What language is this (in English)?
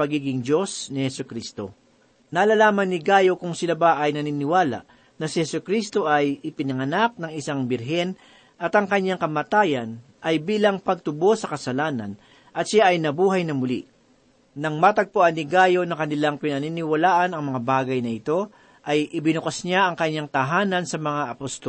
Filipino